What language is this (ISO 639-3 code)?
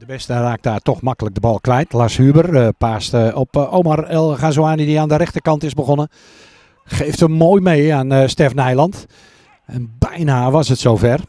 nld